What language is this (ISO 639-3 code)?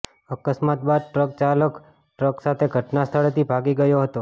guj